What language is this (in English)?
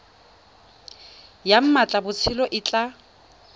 Tswana